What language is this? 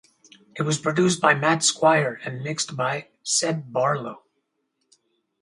English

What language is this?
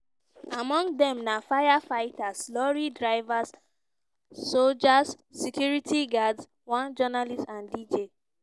Nigerian Pidgin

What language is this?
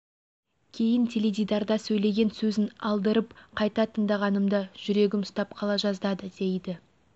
Kazakh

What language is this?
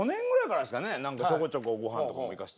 Japanese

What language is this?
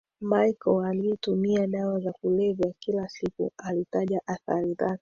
Swahili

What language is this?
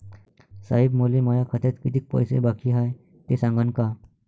Marathi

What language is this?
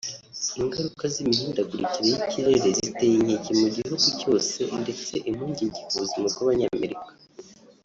Kinyarwanda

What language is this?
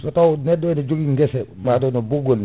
Fula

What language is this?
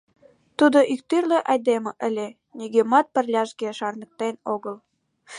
Mari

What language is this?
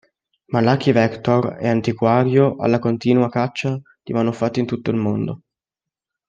Italian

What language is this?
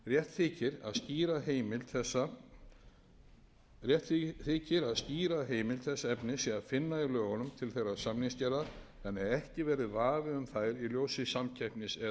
Icelandic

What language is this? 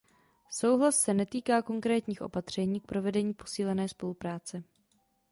Czech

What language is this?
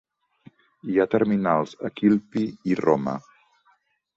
Catalan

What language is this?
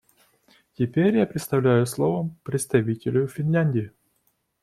Russian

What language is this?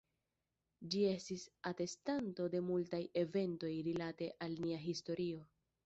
Esperanto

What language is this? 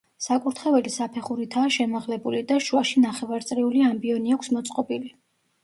Georgian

